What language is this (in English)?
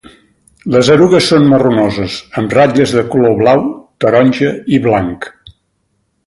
Catalan